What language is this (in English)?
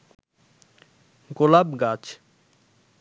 Bangla